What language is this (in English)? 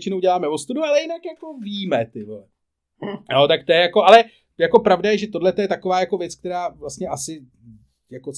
Czech